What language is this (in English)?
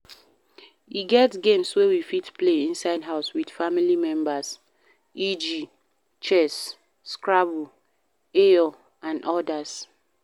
Nigerian Pidgin